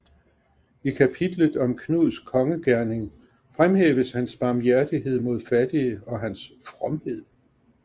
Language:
Danish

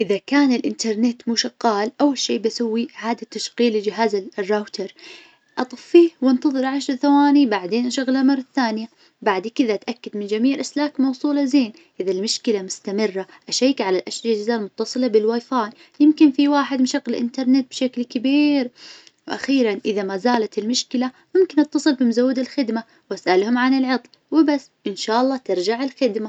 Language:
Najdi Arabic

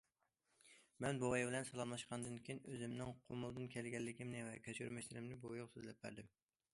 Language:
Uyghur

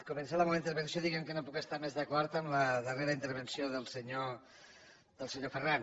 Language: Catalan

